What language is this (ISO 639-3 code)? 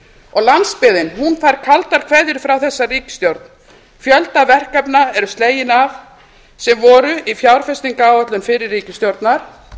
isl